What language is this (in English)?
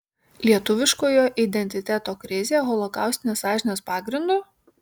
Lithuanian